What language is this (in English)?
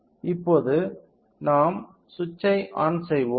Tamil